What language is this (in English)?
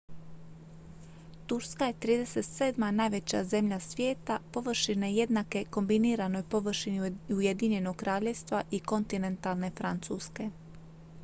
Croatian